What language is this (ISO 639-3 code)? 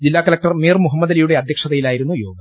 mal